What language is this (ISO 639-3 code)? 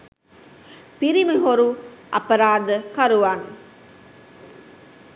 sin